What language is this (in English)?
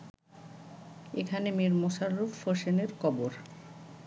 Bangla